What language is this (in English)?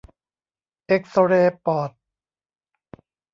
Thai